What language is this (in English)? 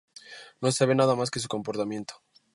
Spanish